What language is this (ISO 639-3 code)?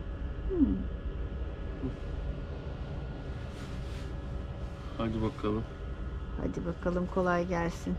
tur